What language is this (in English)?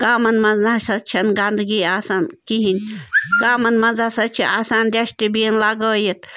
Kashmiri